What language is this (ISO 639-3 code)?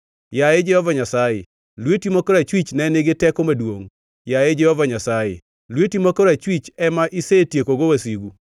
luo